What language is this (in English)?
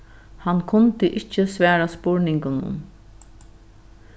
Faroese